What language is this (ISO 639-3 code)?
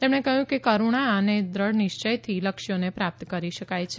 guj